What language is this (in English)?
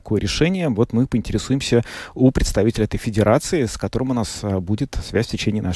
Russian